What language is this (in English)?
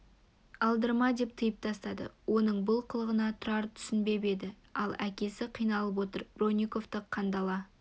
Kazakh